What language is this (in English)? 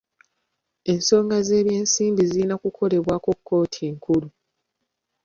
Ganda